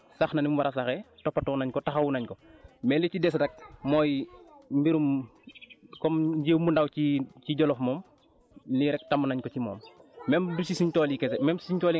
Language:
Wolof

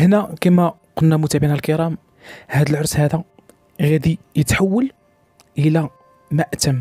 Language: Arabic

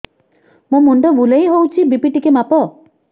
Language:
Odia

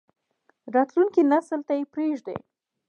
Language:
Pashto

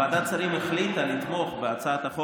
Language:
Hebrew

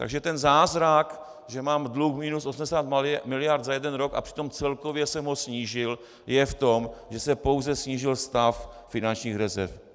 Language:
Czech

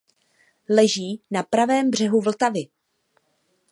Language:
Czech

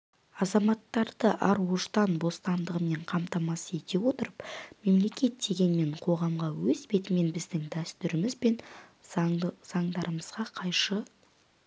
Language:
Kazakh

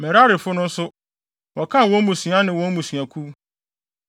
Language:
Akan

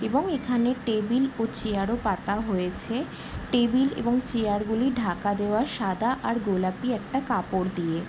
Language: Bangla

